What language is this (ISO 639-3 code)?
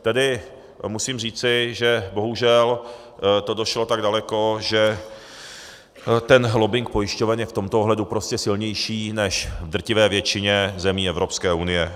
ces